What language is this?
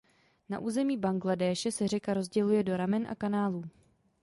Czech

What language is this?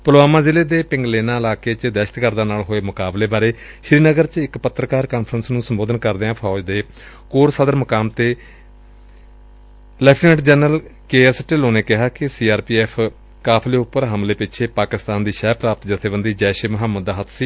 Punjabi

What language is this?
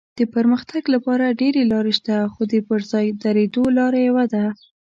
Pashto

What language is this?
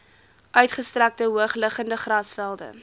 Afrikaans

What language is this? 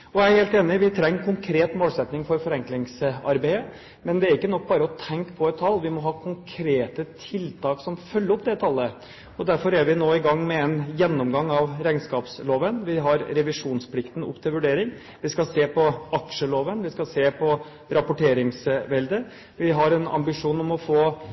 Norwegian Bokmål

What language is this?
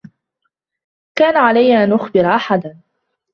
Arabic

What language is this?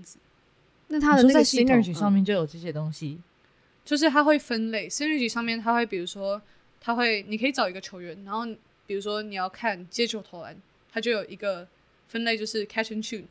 Chinese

